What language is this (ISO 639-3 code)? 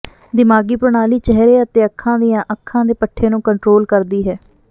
pan